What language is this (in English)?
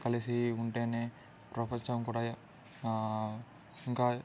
Telugu